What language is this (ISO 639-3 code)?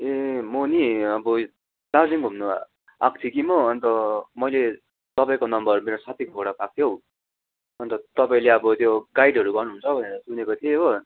nep